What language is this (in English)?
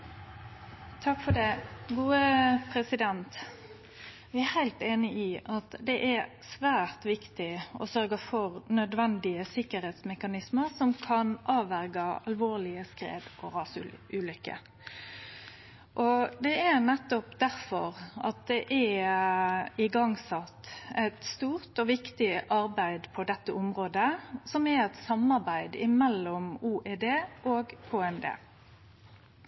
Norwegian Nynorsk